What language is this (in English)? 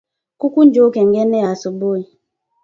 Swahili